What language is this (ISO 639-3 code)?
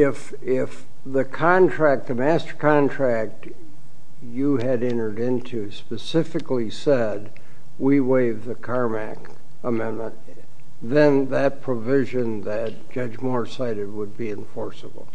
eng